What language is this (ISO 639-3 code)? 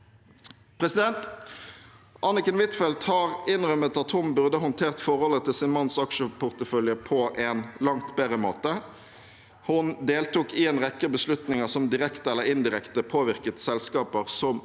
nor